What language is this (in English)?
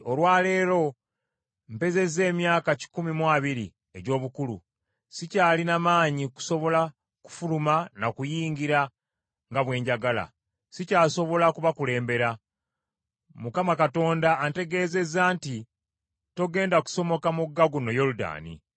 Ganda